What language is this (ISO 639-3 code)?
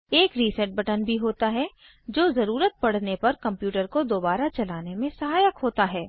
hin